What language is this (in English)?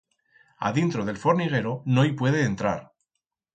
Aragonese